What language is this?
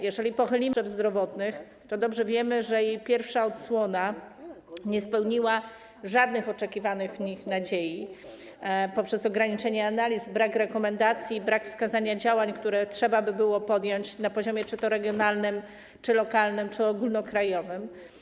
Polish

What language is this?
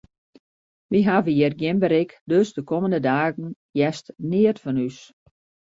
Western Frisian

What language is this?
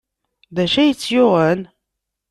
Kabyle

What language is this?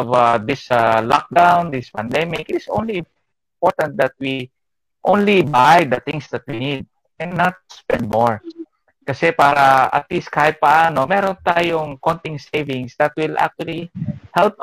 Filipino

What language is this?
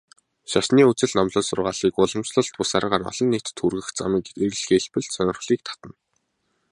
Mongolian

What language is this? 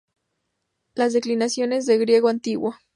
Spanish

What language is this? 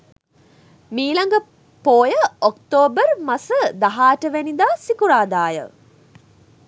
Sinhala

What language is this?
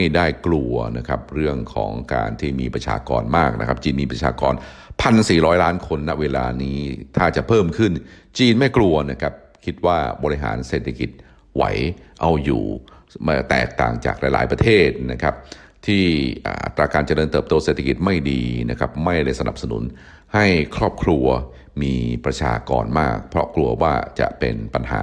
Thai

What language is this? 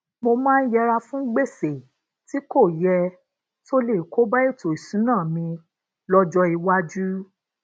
Yoruba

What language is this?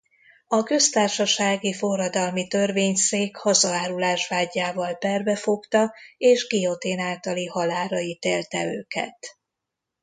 Hungarian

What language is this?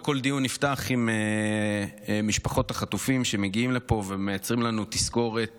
Hebrew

